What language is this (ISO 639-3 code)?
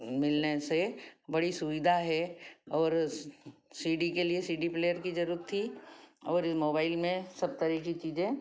hin